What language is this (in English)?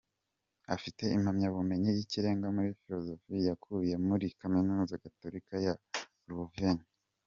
Kinyarwanda